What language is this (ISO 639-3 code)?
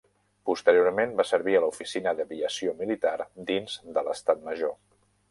cat